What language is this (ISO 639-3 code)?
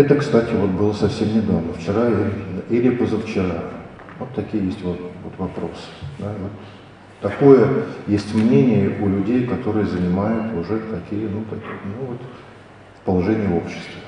rus